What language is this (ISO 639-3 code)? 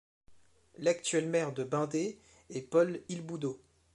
fra